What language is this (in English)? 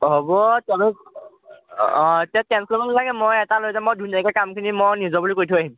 Assamese